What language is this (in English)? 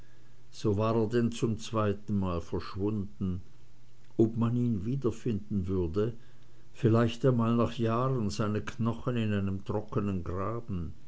German